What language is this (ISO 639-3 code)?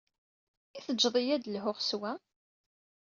kab